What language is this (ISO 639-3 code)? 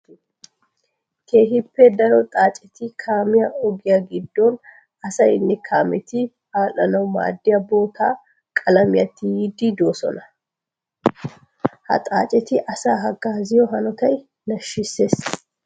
wal